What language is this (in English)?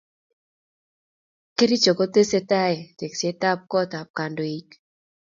Kalenjin